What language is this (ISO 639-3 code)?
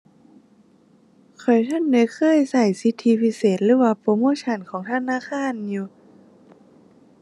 tha